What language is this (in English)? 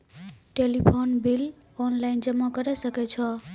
Maithili